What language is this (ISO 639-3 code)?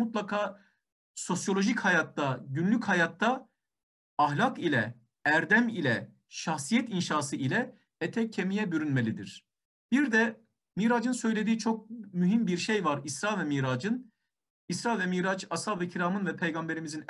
tur